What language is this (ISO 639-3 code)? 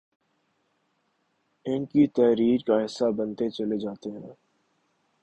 urd